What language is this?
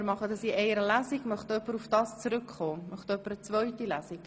Swiss German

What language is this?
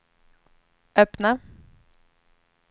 Swedish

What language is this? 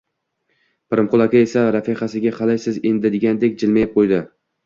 Uzbek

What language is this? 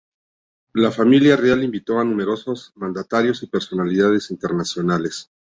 Spanish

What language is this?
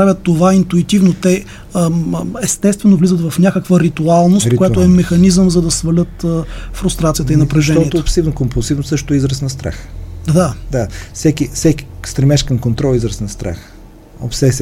Bulgarian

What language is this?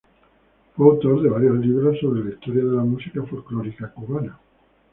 Spanish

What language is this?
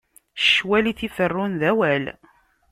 Kabyle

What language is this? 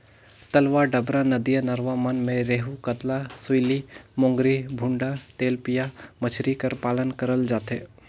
Chhattisgarhi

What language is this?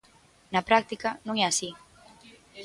Galician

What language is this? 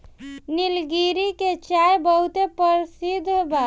Bhojpuri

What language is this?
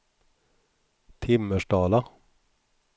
Swedish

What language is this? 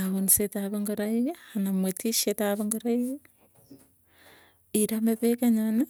Tugen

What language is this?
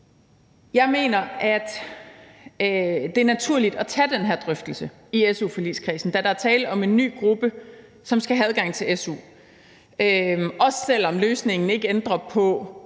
Danish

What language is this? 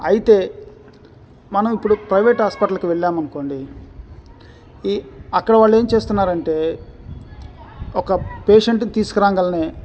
Telugu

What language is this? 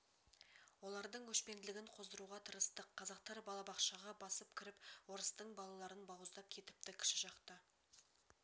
Kazakh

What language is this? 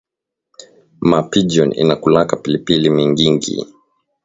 Swahili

